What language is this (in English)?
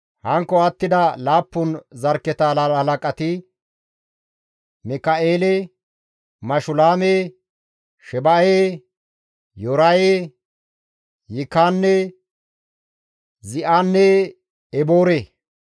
Gamo